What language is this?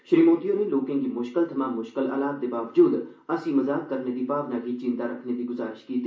Dogri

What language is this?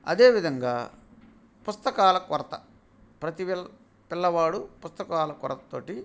Telugu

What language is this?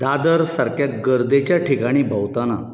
Konkani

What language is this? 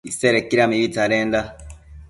Matsés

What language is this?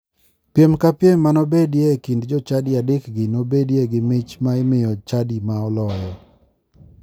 Luo (Kenya and Tanzania)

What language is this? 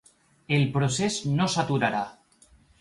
Catalan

